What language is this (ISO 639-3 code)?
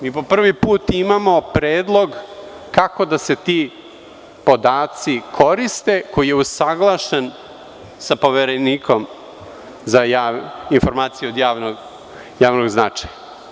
srp